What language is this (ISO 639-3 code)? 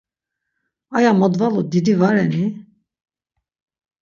lzz